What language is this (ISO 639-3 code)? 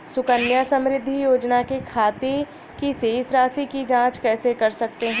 hin